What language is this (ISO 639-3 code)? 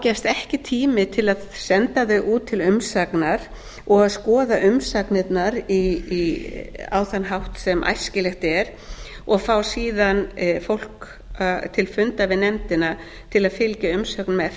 isl